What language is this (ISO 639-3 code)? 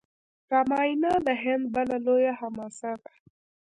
pus